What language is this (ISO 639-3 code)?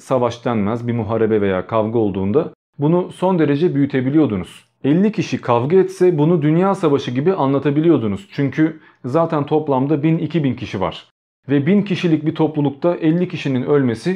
tur